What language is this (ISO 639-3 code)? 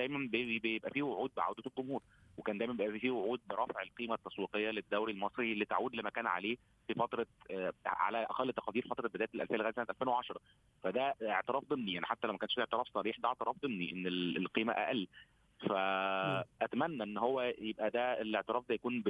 ara